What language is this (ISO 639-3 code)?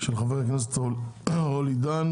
heb